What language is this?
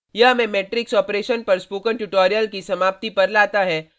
Hindi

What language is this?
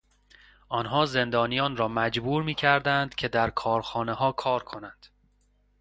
Persian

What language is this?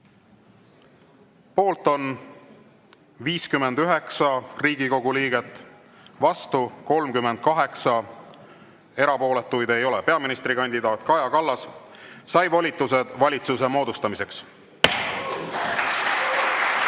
Estonian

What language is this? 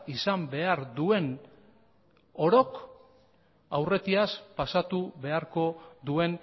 Basque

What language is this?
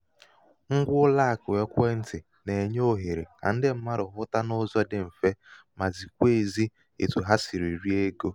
Igbo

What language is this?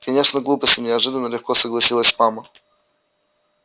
Russian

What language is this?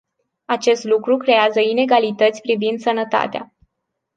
Romanian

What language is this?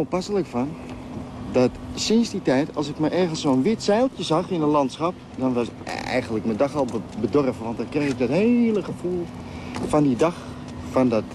Dutch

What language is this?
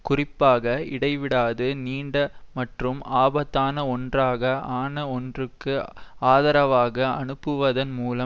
Tamil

